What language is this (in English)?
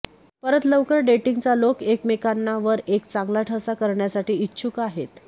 Marathi